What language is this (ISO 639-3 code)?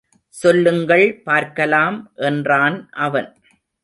tam